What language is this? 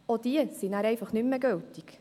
Swiss German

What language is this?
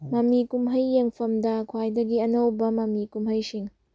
Manipuri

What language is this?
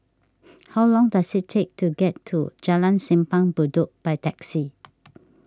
English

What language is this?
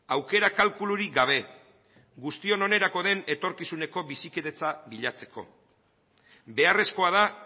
Basque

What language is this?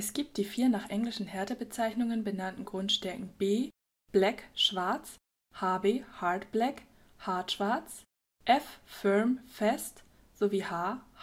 German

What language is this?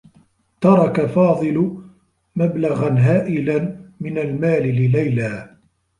Arabic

